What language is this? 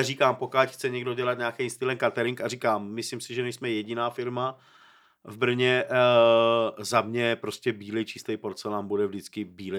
Czech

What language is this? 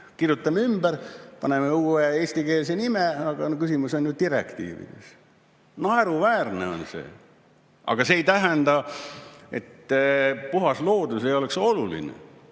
Estonian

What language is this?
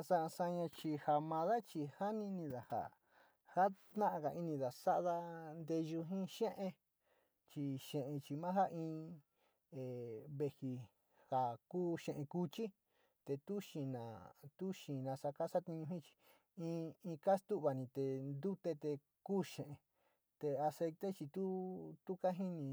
Sinicahua Mixtec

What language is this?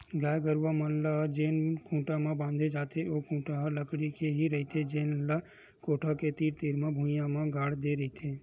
Chhattisgarhi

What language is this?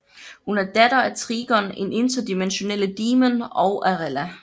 Danish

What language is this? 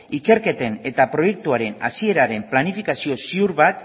Basque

